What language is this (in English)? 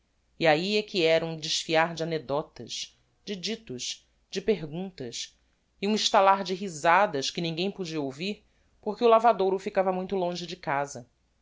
Portuguese